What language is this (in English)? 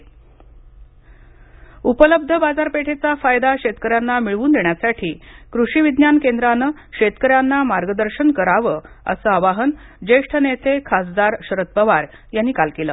Marathi